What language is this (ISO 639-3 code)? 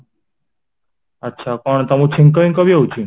ori